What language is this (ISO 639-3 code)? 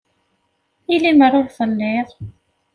kab